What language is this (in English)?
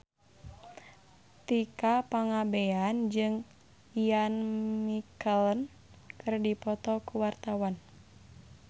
Sundanese